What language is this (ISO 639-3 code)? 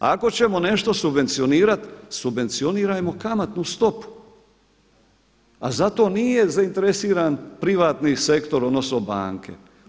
hrv